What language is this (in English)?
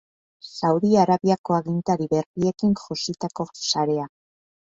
Basque